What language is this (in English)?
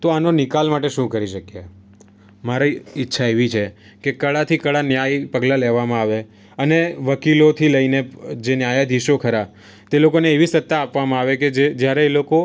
Gujarati